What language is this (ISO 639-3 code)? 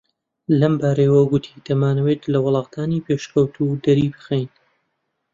ckb